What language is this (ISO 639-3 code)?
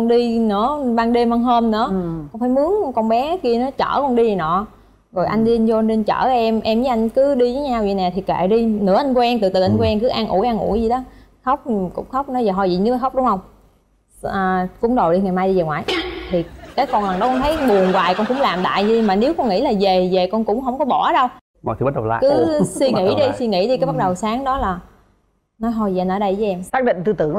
vie